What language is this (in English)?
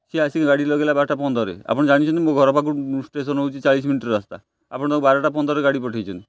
Odia